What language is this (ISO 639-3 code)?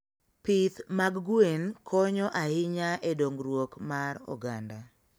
luo